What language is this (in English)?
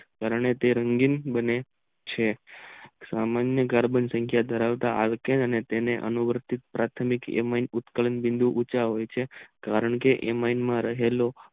Gujarati